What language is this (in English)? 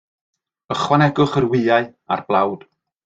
Welsh